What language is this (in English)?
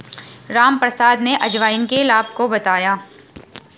Hindi